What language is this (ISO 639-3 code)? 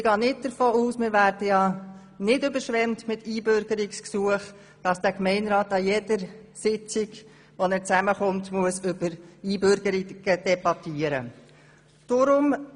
gsw